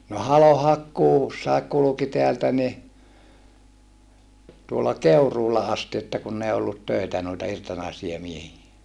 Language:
Finnish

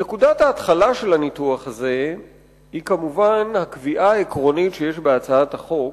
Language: Hebrew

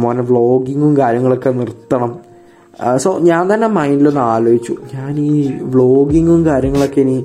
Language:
Malayalam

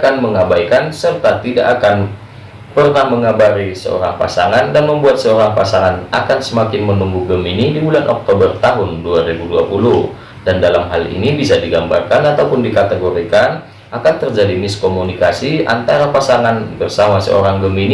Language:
Indonesian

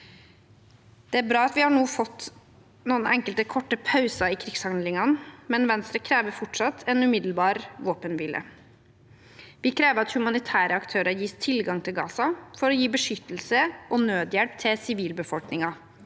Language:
Norwegian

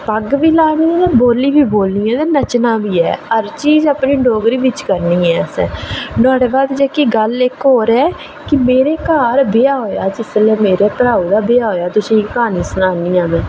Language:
Dogri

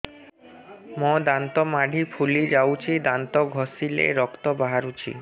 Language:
Odia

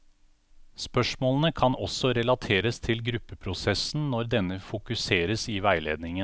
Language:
Norwegian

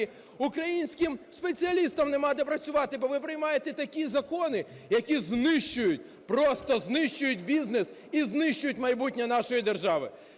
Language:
Ukrainian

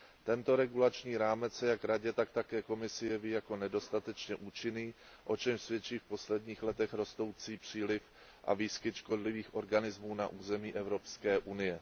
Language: Czech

